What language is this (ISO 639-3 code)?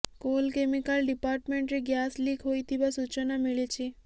ori